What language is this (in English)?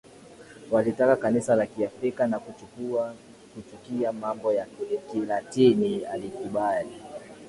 Swahili